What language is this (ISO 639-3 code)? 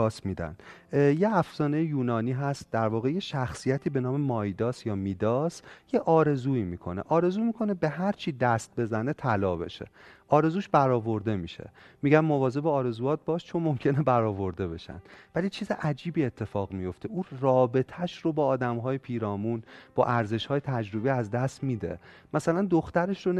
fas